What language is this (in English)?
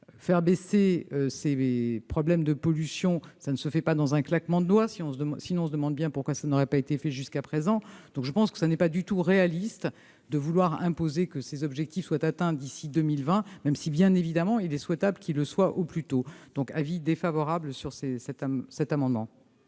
French